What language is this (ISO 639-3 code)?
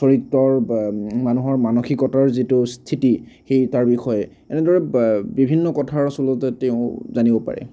asm